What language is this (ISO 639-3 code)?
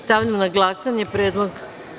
srp